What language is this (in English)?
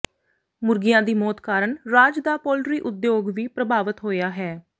Punjabi